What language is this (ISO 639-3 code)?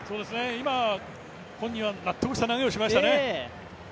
jpn